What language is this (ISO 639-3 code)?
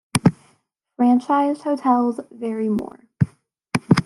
eng